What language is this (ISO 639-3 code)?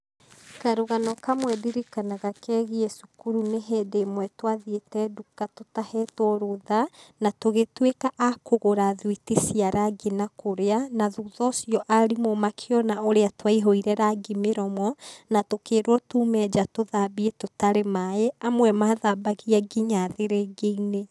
kik